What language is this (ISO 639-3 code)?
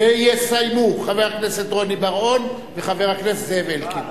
heb